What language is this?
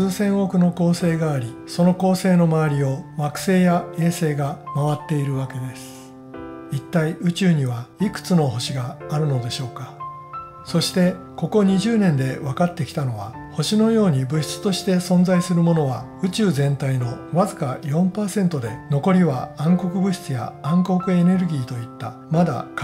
Japanese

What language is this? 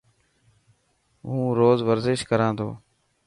Dhatki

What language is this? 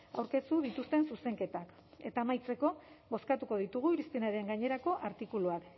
Basque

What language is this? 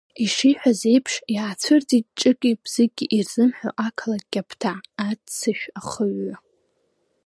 Abkhazian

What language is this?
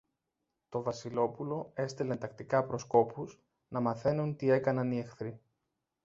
Greek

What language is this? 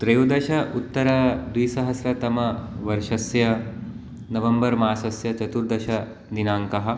Sanskrit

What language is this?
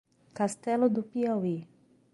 Portuguese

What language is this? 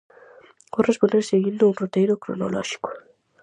Galician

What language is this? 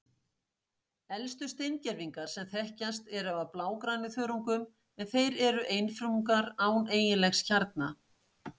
Icelandic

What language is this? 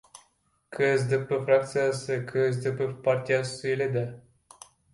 Kyrgyz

